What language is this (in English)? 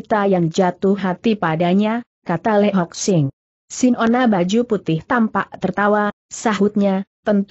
Indonesian